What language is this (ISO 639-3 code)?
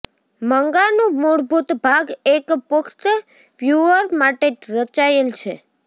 guj